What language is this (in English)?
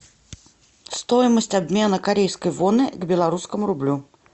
Russian